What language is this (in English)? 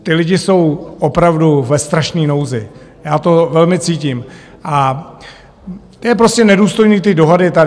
Czech